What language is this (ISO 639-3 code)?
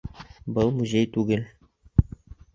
bak